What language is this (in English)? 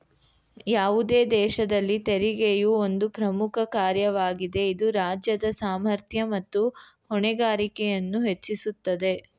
Kannada